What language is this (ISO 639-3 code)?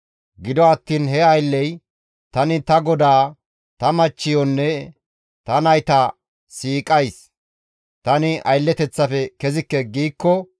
gmv